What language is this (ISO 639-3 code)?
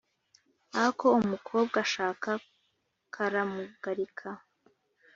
kin